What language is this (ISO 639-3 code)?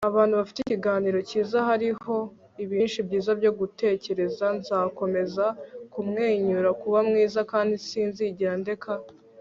kin